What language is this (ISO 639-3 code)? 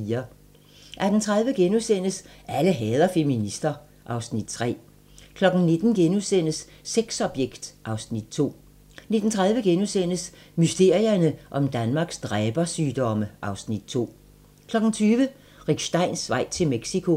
dan